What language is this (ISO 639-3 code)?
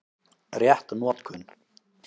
isl